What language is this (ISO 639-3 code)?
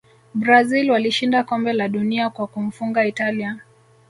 swa